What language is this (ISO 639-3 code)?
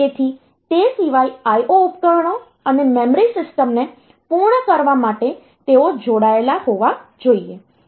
guj